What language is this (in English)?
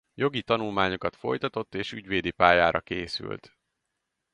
Hungarian